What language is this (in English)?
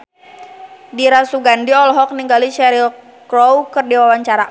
Sundanese